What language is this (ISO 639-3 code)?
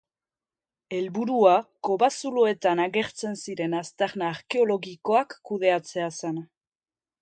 eus